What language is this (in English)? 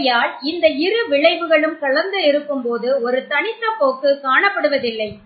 Tamil